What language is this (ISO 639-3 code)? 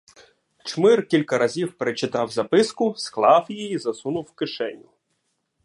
ukr